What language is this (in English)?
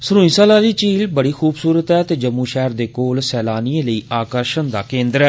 Dogri